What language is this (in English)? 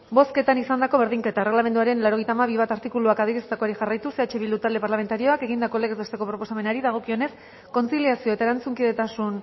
Basque